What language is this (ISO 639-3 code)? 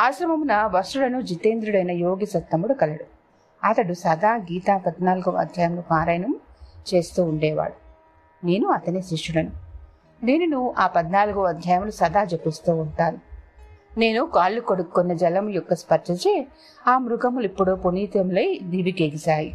tel